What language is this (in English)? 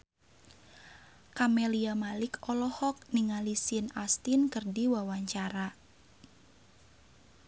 Sundanese